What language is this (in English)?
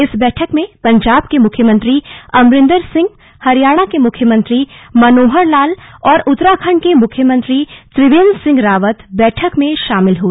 Hindi